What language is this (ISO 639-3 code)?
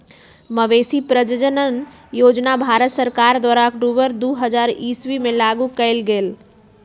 mag